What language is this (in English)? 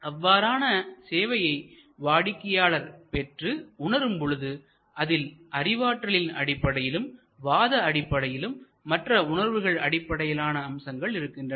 Tamil